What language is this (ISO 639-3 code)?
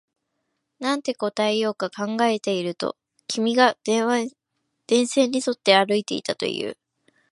jpn